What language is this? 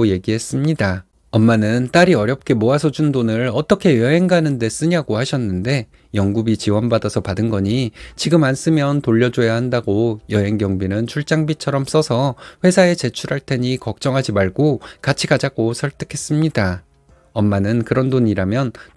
Korean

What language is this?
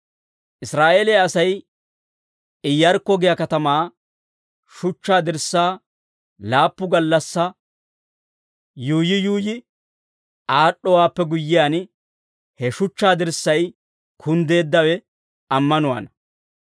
Dawro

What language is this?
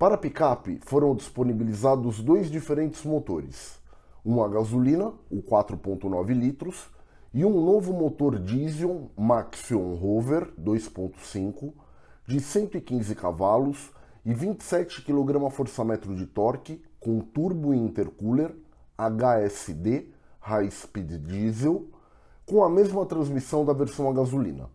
Portuguese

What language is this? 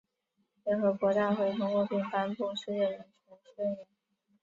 Chinese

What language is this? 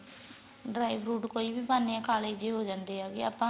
Punjabi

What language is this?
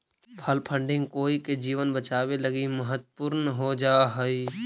Magahi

